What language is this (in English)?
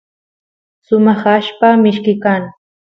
Santiago del Estero Quichua